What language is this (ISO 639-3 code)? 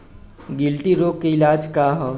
bho